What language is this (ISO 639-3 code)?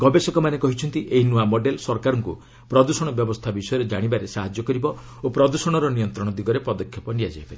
ori